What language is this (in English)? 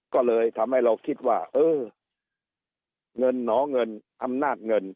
Thai